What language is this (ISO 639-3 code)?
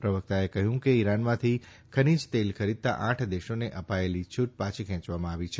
guj